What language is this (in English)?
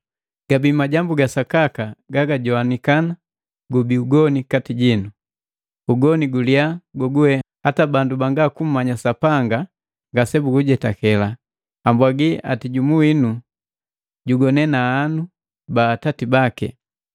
Matengo